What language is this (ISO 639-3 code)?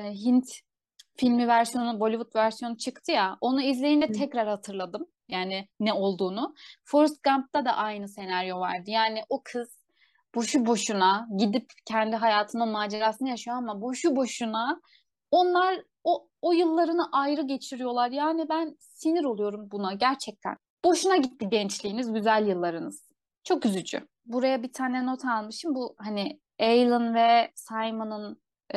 tur